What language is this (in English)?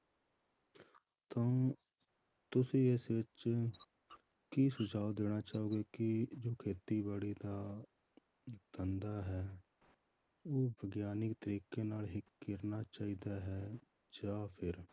Punjabi